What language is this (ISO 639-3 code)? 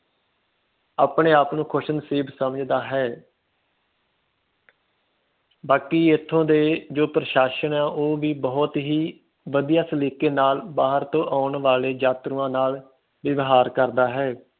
pan